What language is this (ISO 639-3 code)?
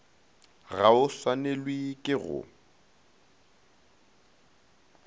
nso